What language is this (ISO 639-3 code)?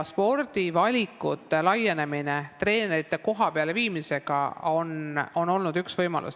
est